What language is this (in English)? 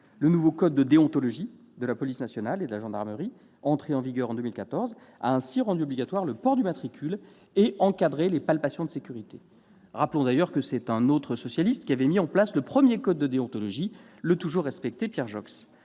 French